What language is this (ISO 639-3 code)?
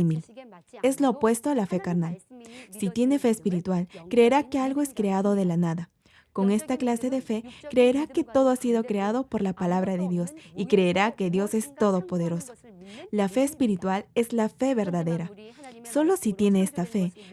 spa